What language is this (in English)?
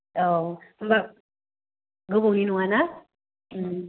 Bodo